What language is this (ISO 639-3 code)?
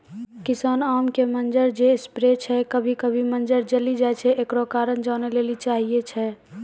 mai